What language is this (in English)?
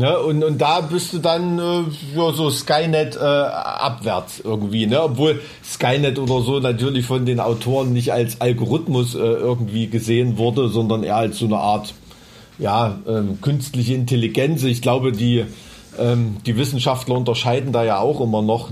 German